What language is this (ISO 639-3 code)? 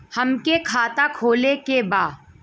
bho